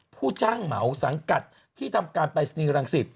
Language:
Thai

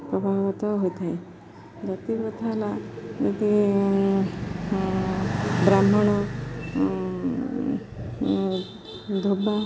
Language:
Odia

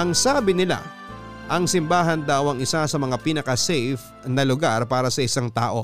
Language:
Filipino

